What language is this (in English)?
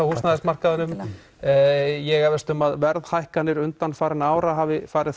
Icelandic